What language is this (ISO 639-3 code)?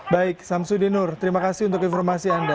ind